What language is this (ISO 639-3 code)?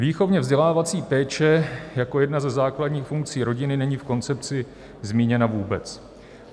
ces